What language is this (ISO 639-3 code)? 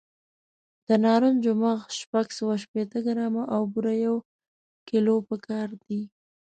pus